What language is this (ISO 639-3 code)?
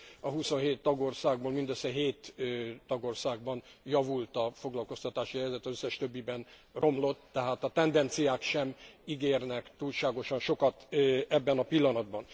hun